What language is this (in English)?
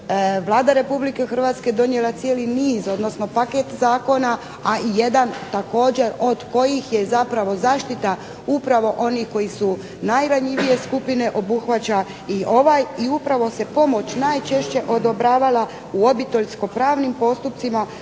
Croatian